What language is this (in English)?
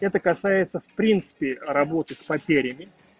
Russian